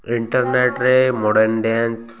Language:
Odia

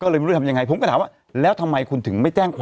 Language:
Thai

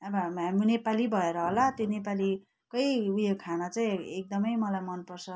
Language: Nepali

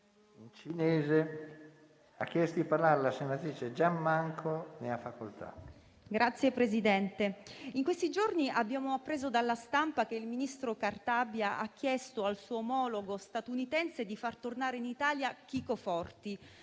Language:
Italian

